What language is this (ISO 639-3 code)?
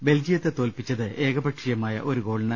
mal